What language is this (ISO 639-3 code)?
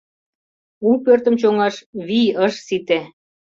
chm